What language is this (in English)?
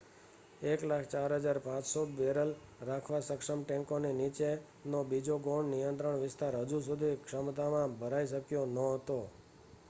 Gujarati